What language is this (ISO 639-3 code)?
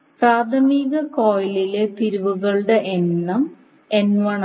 mal